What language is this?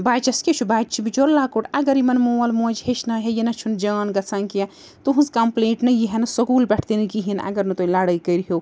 Kashmiri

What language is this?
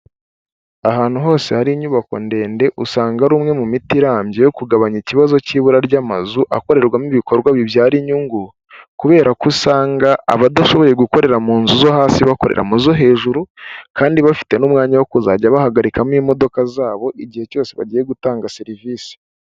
Kinyarwanda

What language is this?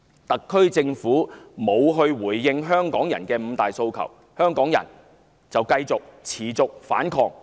Cantonese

